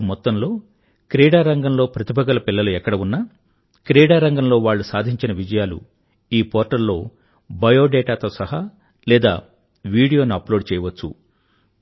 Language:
Telugu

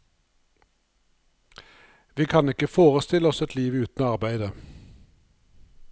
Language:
Norwegian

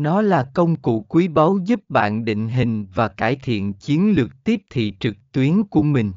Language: Vietnamese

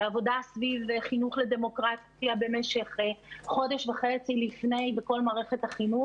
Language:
Hebrew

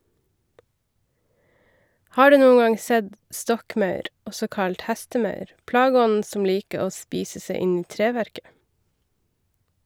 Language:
Norwegian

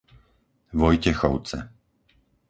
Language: Slovak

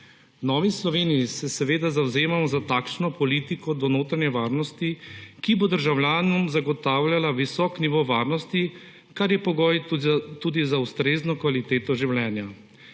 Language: Slovenian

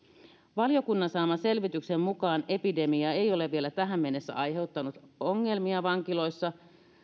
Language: Finnish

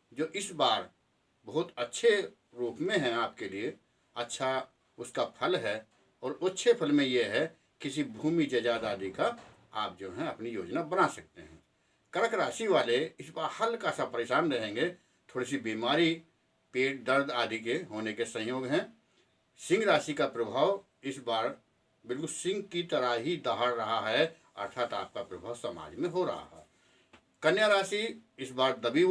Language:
Hindi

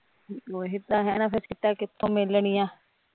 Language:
Punjabi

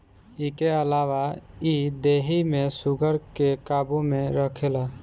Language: Bhojpuri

